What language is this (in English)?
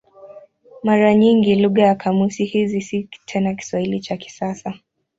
Swahili